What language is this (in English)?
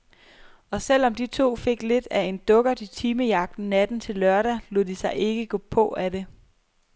Danish